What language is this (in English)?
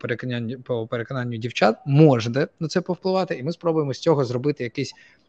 Ukrainian